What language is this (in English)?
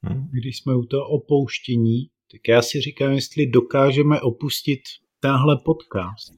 Czech